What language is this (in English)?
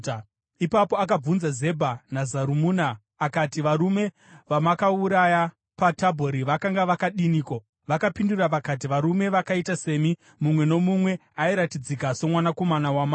Shona